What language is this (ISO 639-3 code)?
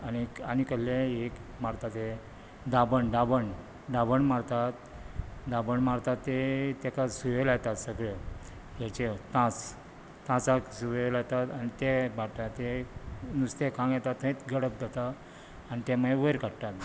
kok